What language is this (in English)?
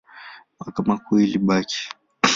Swahili